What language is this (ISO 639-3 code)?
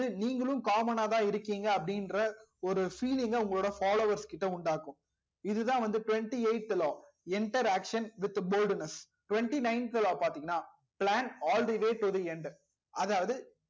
tam